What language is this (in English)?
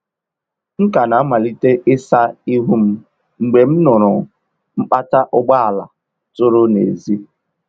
Igbo